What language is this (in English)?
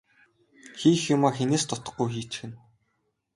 Mongolian